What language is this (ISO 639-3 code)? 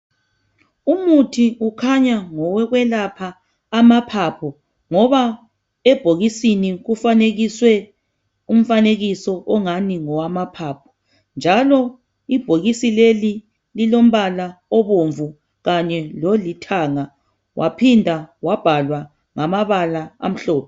nde